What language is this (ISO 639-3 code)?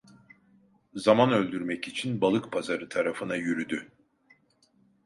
tur